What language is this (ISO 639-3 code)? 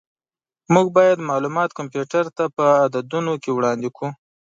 pus